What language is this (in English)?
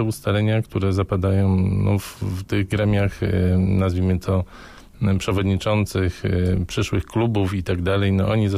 Polish